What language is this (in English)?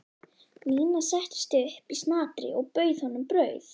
Icelandic